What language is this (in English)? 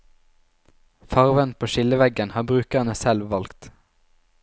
Norwegian